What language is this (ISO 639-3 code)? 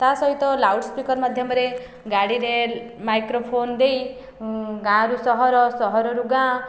ori